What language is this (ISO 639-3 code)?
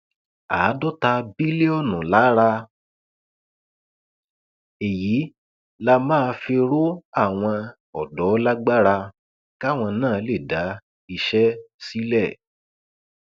yor